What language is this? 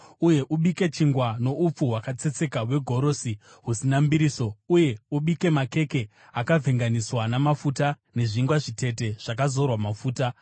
Shona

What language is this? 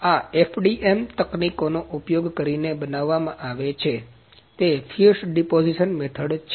Gujarati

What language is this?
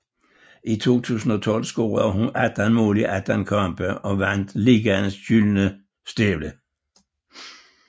Danish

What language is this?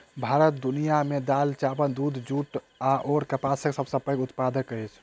Maithili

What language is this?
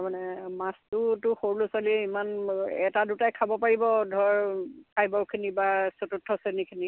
Assamese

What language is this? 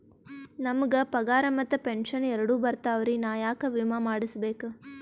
Kannada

